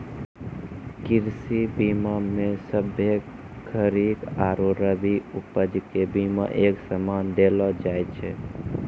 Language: Maithili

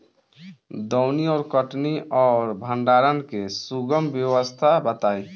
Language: Bhojpuri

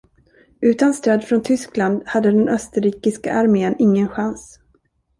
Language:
Swedish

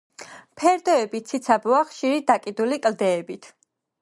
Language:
Georgian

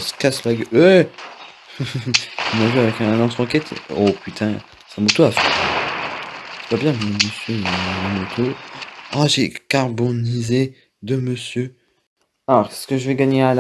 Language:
French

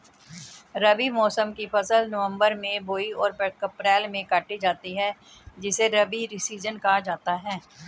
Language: Hindi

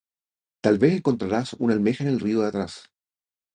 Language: Spanish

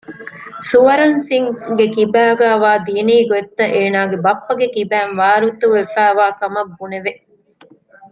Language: Divehi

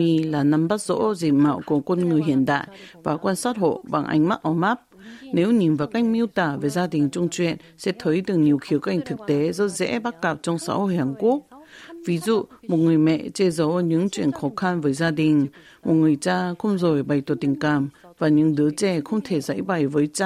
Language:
Vietnamese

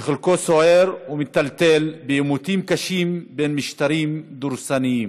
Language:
Hebrew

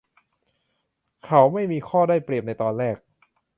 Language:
Thai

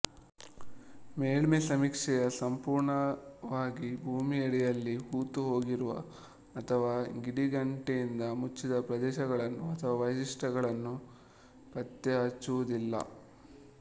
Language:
Kannada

